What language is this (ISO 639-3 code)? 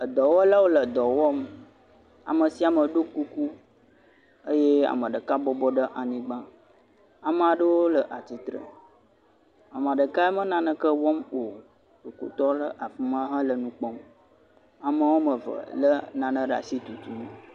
ewe